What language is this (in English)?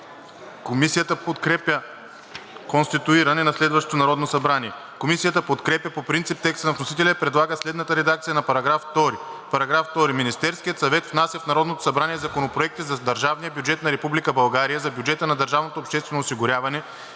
Bulgarian